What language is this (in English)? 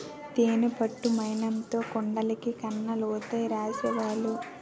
Telugu